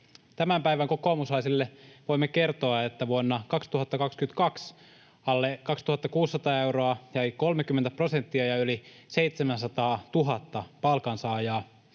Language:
Finnish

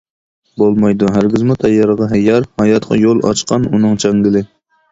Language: Uyghur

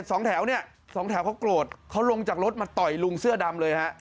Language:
Thai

